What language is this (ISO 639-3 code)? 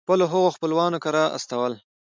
pus